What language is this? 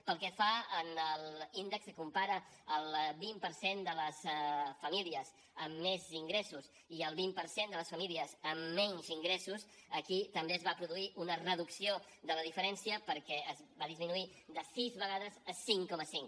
Catalan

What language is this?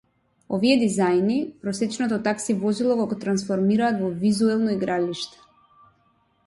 Macedonian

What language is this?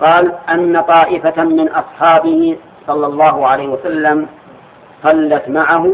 Arabic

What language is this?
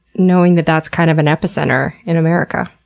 English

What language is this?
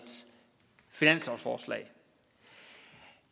Danish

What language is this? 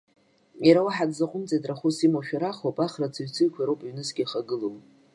Abkhazian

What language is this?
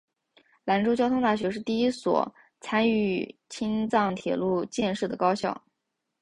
Chinese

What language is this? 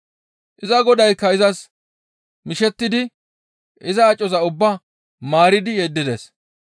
Gamo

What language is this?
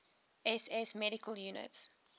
English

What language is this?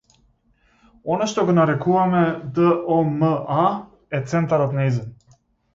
Macedonian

